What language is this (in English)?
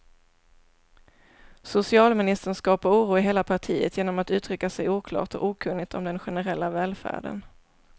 Swedish